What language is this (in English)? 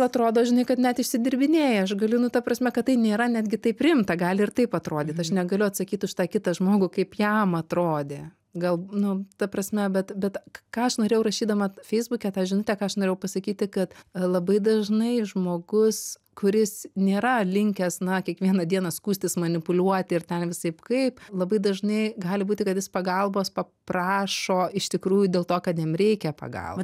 Lithuanian